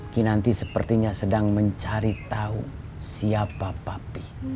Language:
Indonesian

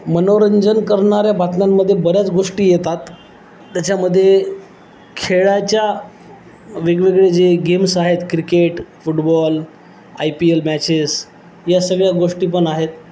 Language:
Marathi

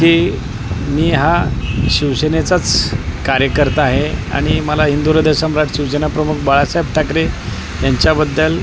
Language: Marathi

